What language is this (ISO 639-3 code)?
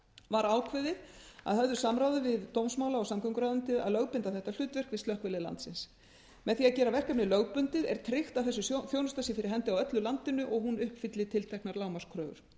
isl